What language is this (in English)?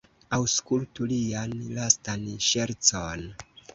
Esperanto